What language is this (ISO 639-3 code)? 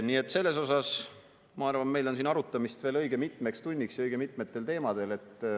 est